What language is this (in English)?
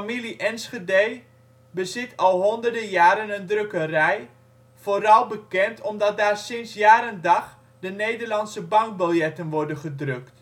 Dutch